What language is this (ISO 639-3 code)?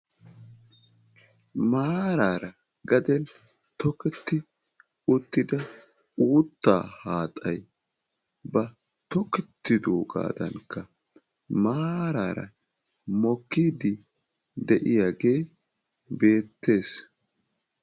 wal